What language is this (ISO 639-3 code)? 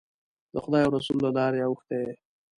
pus